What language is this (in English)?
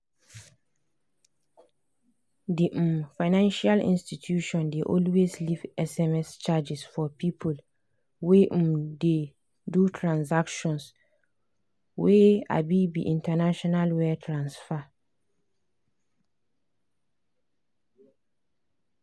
Nigerian Pidgin